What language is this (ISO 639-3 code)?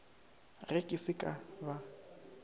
nso